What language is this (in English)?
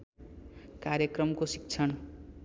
Nepali